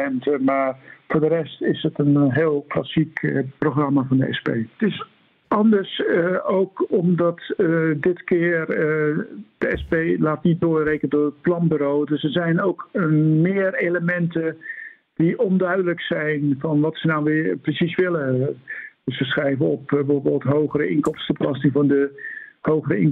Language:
Dutch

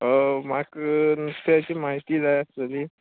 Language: Konkani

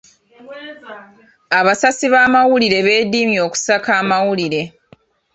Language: Ganda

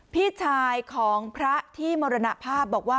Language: Thai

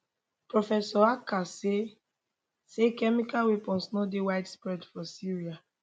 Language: Nigerian Pidgin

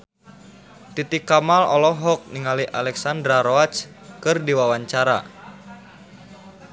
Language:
Sundanese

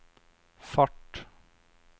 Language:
Norwegian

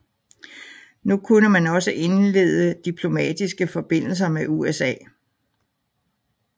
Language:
Danish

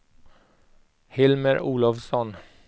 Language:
Swedish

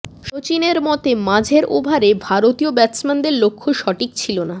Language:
Bangla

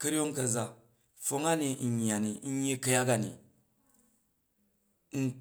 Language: Jju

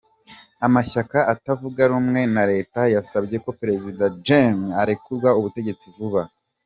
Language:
Kinyarwanda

